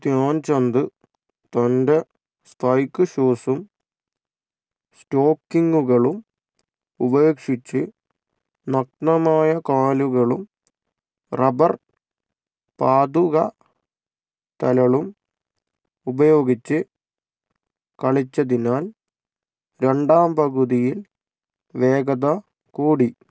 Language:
Malayalam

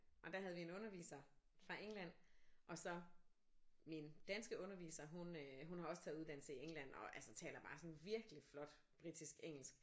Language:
Danish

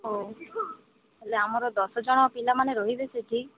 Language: Odia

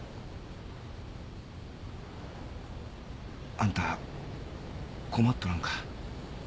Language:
Japanese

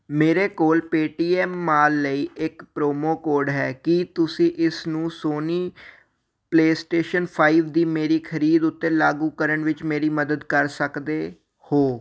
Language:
Punjabi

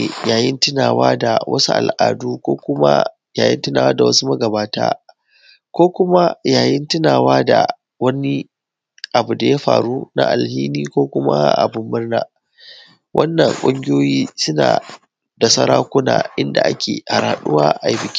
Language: Hausa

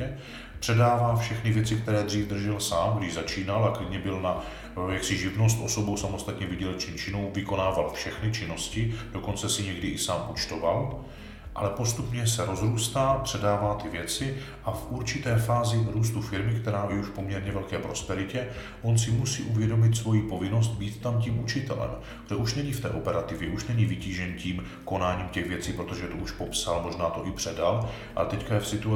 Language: Czech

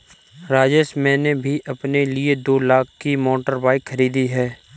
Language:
Hindi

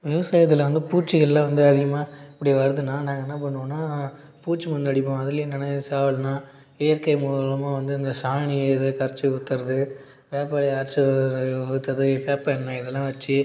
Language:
Tamil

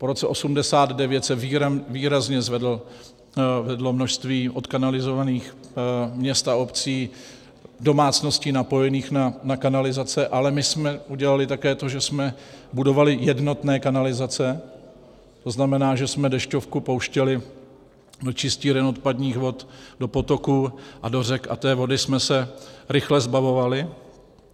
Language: Czech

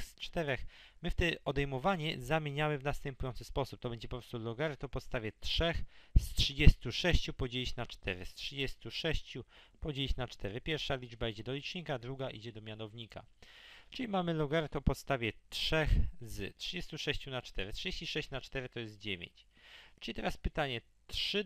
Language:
Polish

